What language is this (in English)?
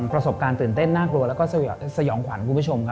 Thai